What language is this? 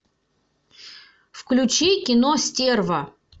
Russian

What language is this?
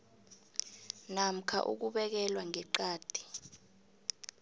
South Ndebele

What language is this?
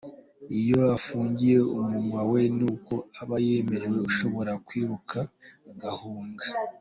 Kinyarwanda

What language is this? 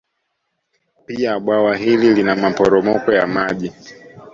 Swahili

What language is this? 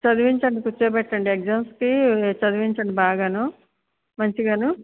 Telugu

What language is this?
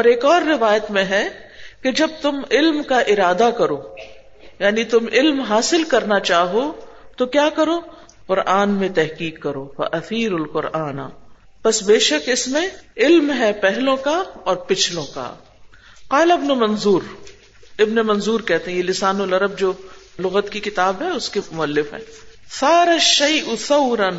Urdu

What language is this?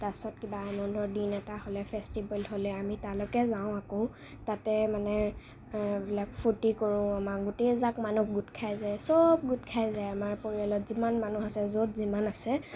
Assamese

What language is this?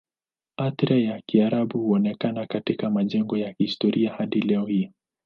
Swahili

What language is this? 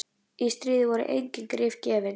Icelandic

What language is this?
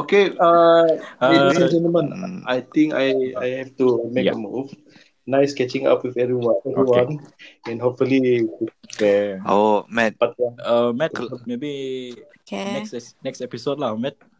Malay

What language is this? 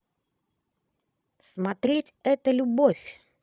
Russian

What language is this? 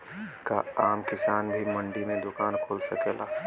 Bhojpuri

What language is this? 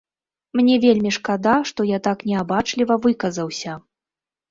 Belarusian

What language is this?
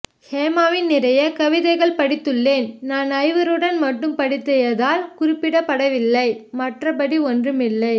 Tamil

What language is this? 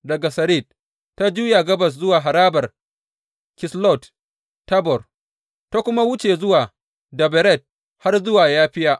Hausa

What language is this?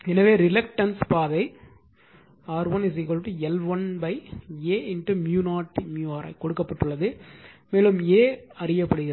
Tamil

